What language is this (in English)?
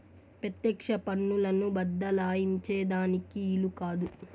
Telugu